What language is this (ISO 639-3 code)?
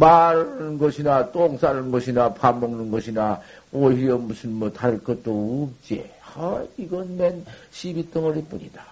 kor